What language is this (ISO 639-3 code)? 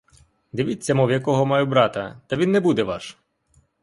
ukr